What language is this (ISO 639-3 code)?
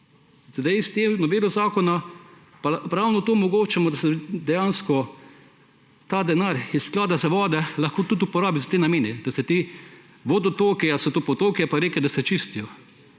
slv